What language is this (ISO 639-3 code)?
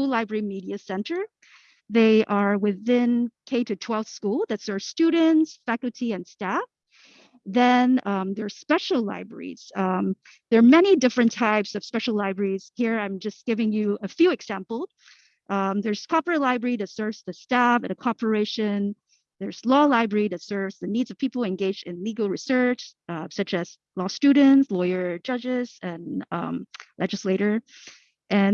eng